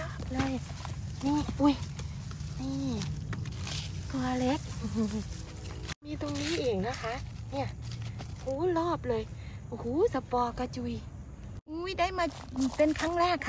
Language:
Thai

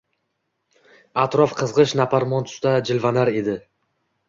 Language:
Uzbek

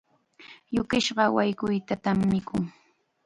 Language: Chiquián Ancash Quechua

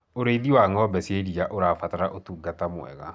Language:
Kikuyu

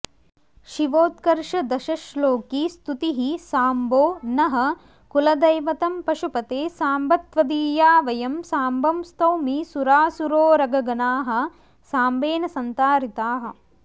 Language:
Sanskrit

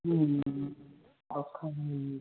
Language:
Punjabi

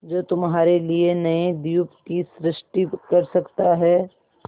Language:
Hindi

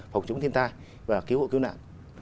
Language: Vietnamese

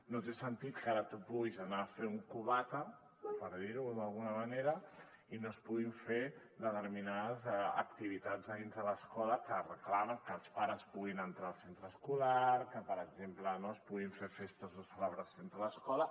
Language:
Catalan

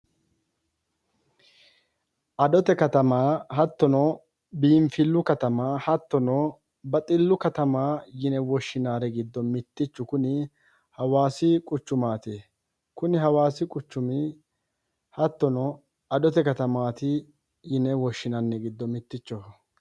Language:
Sidamo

